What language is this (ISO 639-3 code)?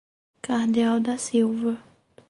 por